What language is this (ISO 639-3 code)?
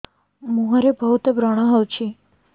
ori